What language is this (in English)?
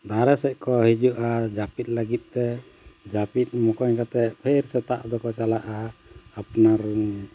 Santali